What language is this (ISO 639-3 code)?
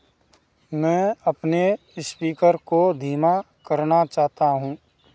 hin